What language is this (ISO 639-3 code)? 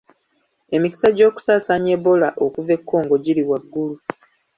lug